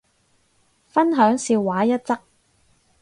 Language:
Cantonese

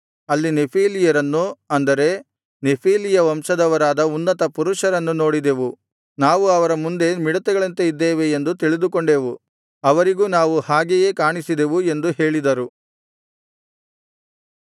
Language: Kannada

